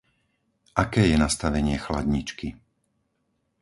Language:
Slovak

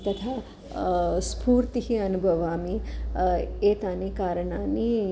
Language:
Sanskrit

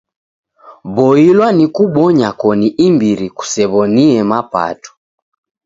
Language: Taita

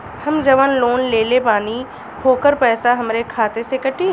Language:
Bhojpuri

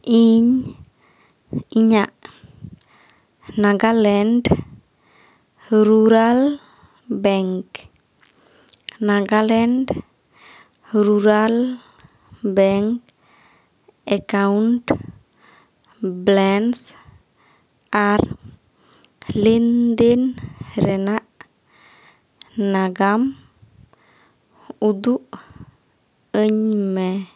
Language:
Santali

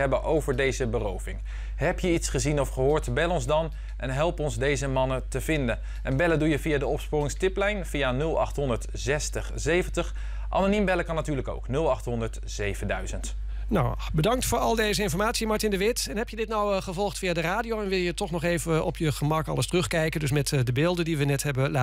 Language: Dutch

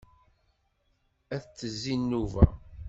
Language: Kabyle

